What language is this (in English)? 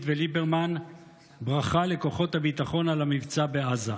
Hebrew